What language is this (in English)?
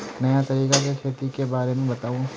Magahi